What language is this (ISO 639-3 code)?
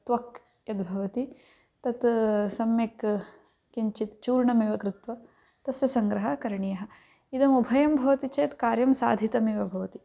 san